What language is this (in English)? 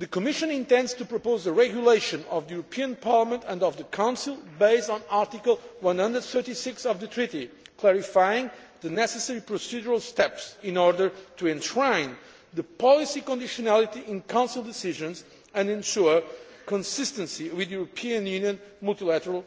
English